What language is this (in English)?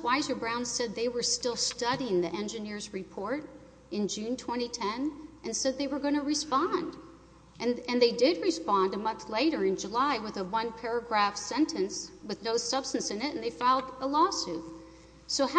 English